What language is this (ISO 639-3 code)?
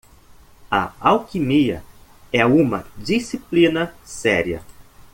por